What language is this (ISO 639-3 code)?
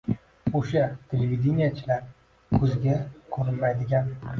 uzb